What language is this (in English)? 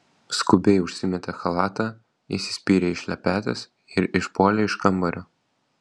Lithuanian